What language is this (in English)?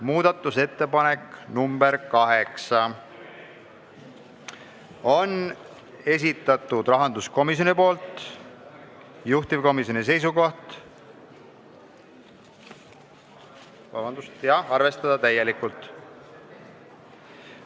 Estonian